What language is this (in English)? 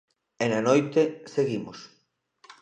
Galician